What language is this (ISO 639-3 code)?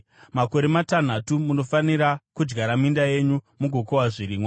sna